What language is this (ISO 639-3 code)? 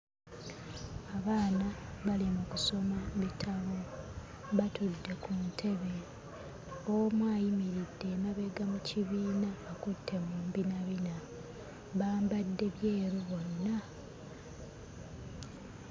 lug